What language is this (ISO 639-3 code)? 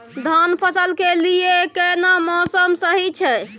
mai